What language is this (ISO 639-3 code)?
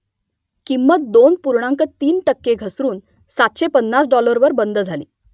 mar